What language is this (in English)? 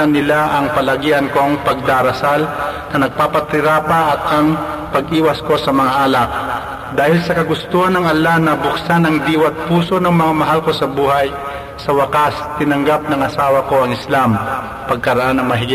Filipino